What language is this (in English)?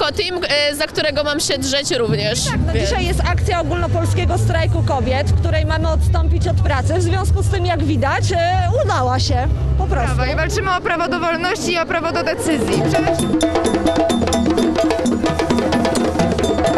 Polish